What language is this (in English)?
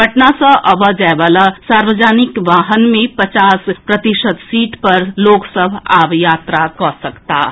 Maithili